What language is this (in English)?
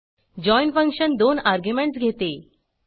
Marathi